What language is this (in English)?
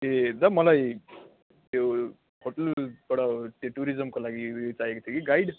Nepali